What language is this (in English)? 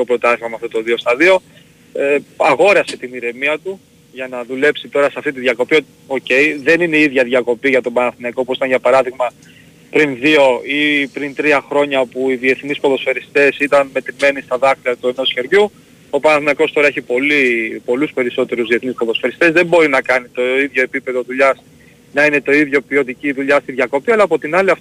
Greek